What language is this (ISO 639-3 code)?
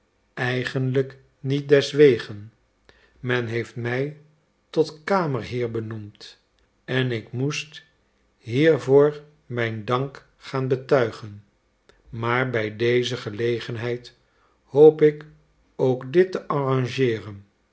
nld